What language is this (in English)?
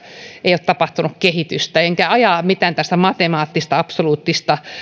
Finnish